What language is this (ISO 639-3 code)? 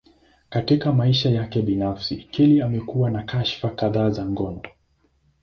swa